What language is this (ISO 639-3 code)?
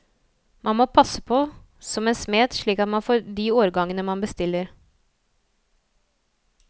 nor